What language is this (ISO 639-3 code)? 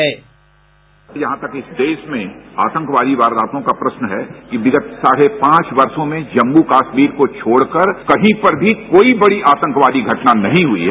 hin